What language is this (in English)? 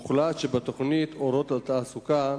Hebrew